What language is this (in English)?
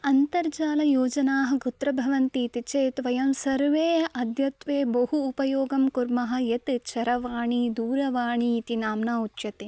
Sanskrit